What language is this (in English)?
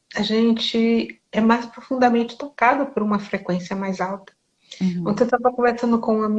Portuguese